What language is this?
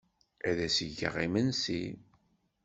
Kabyle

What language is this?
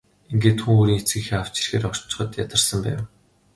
Mongolian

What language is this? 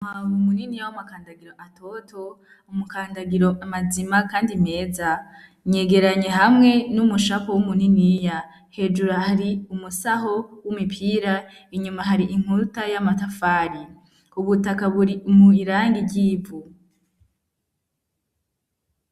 Rundi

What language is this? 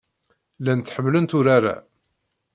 Kabyle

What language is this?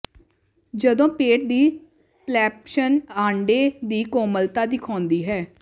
Punjabi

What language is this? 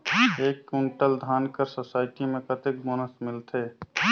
Chhattisgarhi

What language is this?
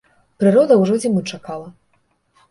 Belarusian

